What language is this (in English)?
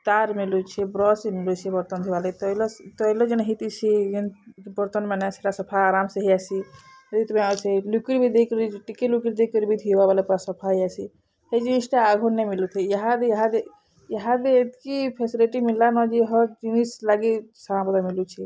Odia